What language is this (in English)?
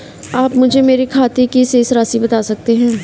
Hindi